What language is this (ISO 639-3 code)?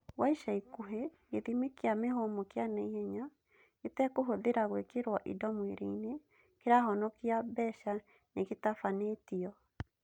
kik